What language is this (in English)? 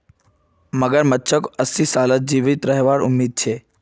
Magahi